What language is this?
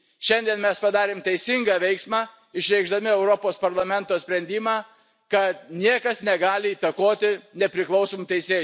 Lithuanian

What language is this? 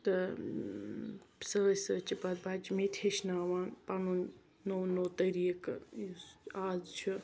Kashmiri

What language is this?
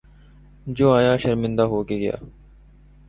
Urdu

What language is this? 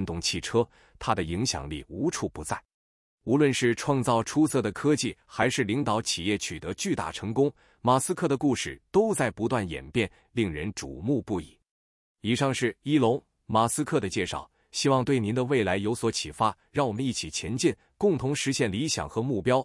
Chinese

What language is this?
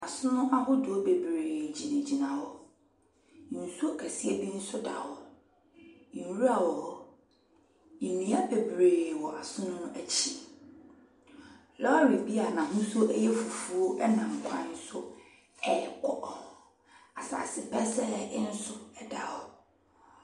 Akan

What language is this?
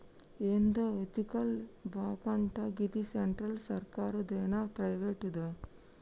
Telugu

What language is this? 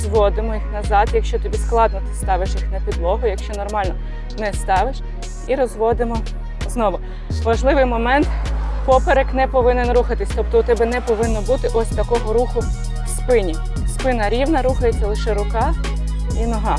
Ukrainian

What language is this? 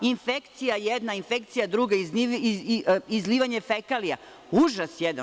Serbian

